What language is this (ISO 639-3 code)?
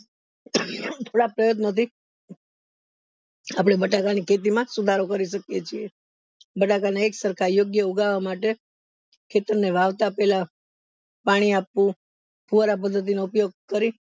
guj